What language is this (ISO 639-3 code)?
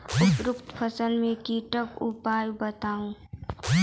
mai